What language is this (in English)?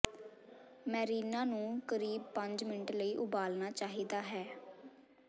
Punjabi